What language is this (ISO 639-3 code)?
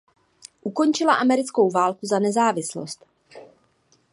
ces